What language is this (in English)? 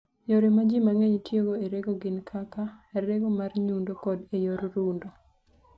Luo (Kenya and Tanzania)